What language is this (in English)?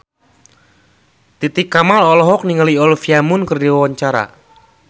Sundanese